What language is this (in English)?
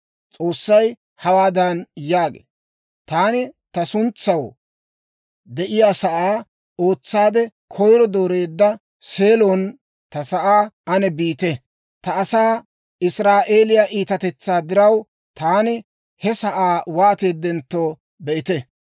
Dawro